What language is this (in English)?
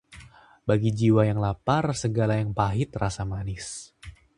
Indonesian